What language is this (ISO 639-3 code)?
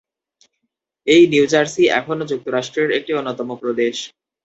ben